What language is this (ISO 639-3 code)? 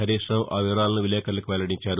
tel